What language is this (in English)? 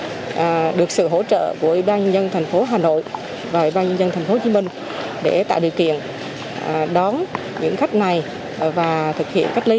Vietnamese